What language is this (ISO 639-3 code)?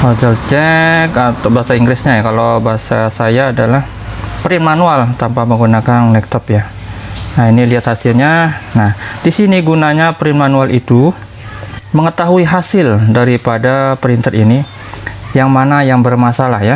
ind